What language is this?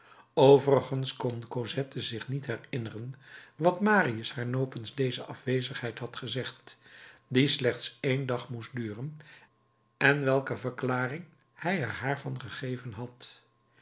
Dutch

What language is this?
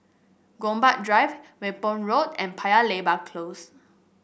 English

